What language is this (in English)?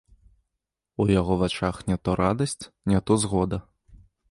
Belarusian